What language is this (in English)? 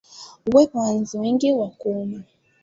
Swahili